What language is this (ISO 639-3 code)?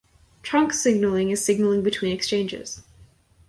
eng